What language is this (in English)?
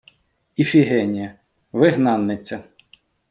Ukrainian